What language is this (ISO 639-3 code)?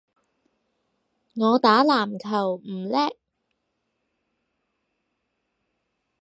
yue